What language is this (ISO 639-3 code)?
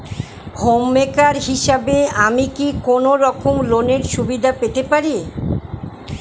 ben